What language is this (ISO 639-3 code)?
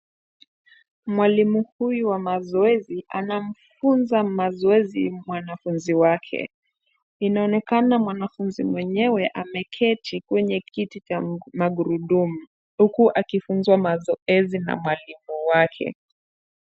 swa